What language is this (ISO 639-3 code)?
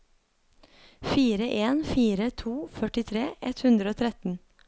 nor